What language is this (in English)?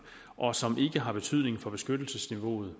Danish